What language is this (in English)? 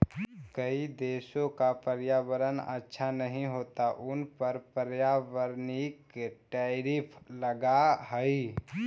Magahi